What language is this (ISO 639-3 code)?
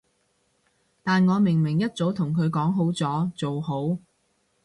yue